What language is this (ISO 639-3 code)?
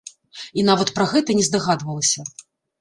bel